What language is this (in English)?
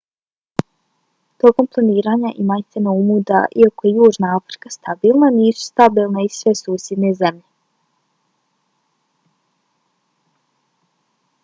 Bosnian